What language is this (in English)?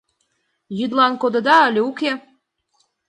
Mari